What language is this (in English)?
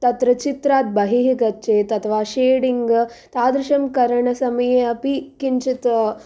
Sanskrit